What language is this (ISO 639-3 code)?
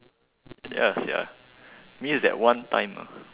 eng